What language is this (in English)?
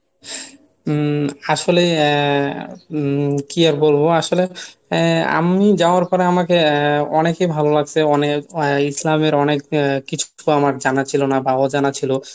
Bangla